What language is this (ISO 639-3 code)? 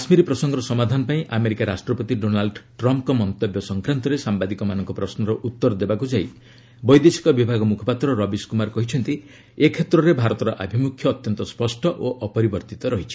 ori